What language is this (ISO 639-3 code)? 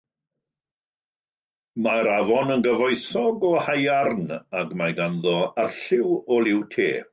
cym